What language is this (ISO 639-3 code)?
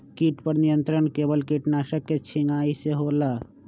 mag